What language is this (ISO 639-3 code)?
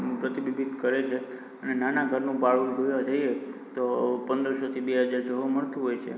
guj